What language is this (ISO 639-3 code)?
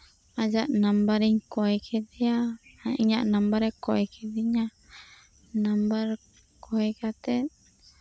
sat